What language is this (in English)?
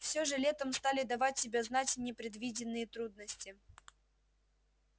Russian